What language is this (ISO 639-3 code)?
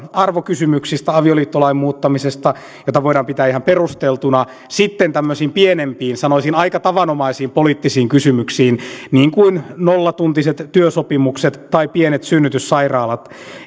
fin